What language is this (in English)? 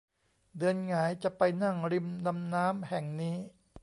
Thai